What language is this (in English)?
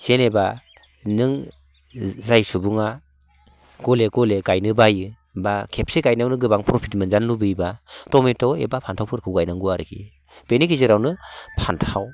Bodo